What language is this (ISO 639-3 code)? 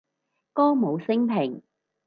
yue